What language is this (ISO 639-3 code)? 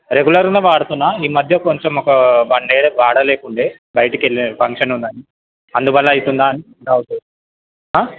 tel